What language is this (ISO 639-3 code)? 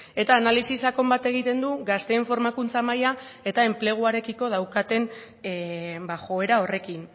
eus